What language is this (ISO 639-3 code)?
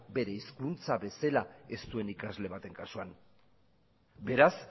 eus